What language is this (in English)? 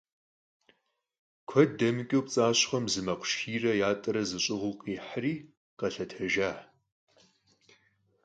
Kabardian